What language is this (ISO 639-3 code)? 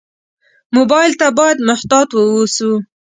pus